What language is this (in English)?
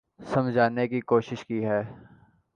Urdu